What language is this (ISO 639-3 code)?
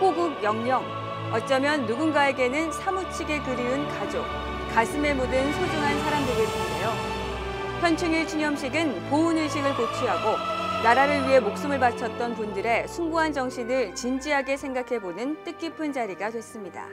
kor